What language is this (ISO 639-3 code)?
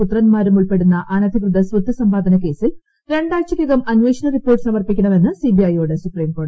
mal